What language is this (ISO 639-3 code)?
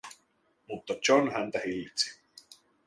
fin